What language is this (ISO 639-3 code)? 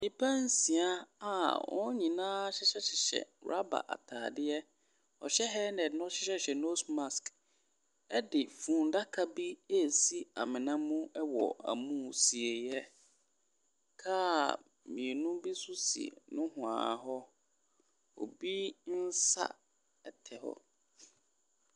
aka